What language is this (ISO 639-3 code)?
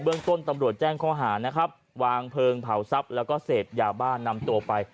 tha